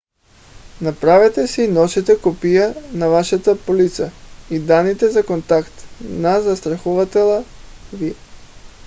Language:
Bulgarian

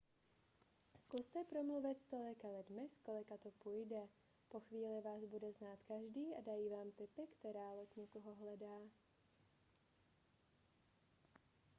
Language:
Czech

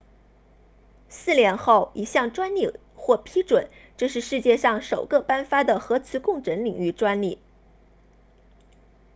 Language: Chinese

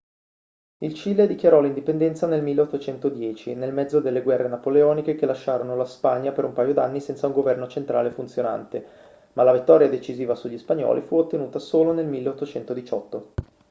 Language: Italian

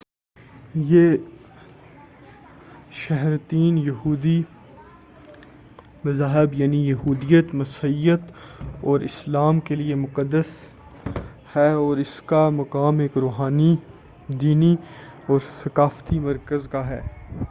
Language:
Urdu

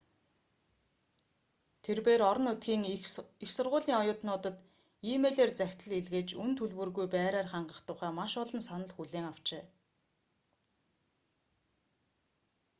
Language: Mongolian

